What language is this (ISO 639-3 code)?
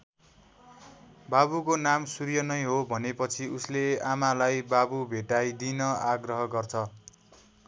nep